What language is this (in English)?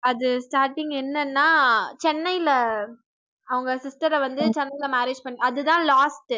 Tamil